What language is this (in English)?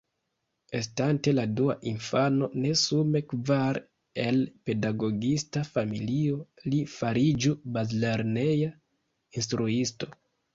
Esperanto